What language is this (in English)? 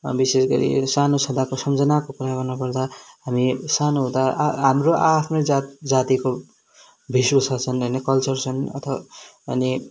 Nepali